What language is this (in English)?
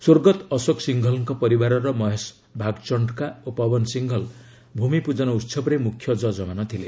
Odia